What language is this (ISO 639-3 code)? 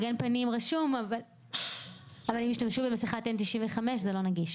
heb